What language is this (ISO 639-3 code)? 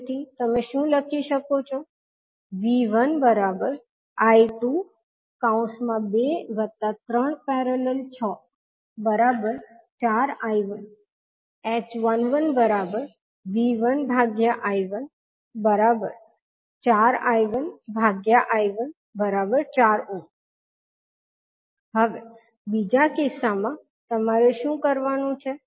guj